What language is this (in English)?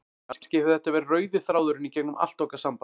Icelandic